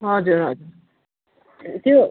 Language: Nepali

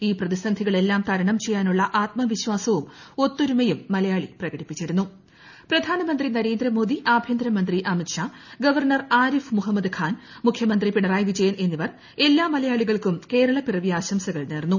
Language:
Malayalam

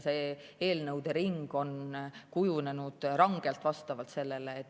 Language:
Estonian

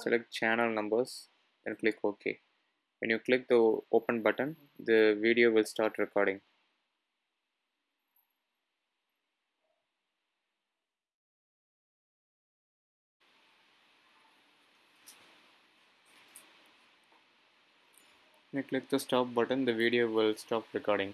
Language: English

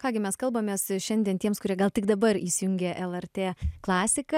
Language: Lithuanian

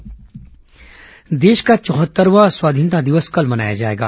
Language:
Hindi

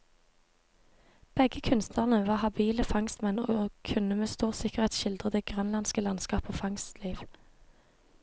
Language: Norwegian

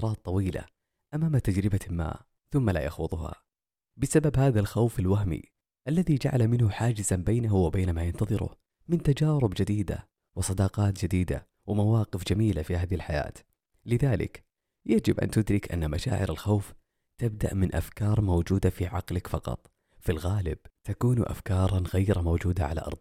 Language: Arabic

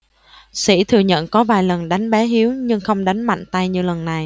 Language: Vietnamese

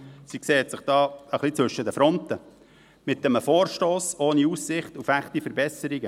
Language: Swiss German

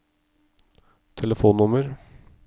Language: Norwegian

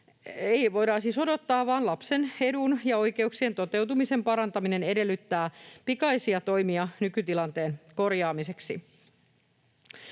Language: Finnish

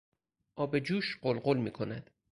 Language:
Persian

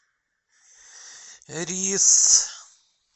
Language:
Russian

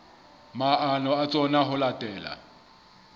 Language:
Southern Sotho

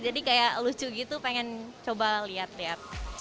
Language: Indonesian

